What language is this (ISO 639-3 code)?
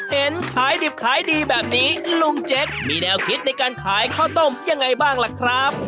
tha